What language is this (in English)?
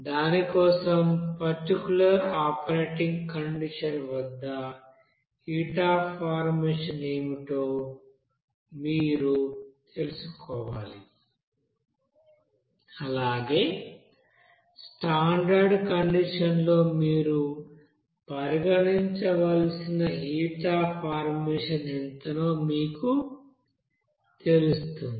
Telugu